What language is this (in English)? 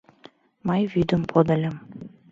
Mari